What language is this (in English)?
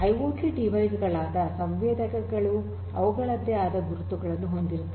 Kannada